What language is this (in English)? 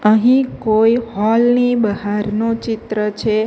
Gujarati